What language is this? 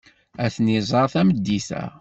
Kabyle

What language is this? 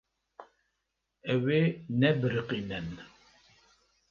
Kurdish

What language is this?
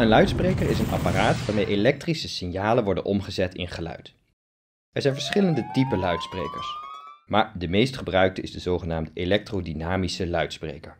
Dutch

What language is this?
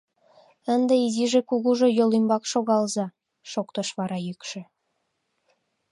Mari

